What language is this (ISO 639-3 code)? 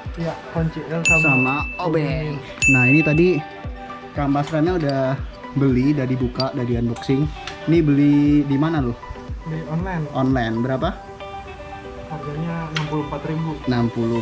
ind